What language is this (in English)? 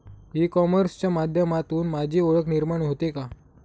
Marathi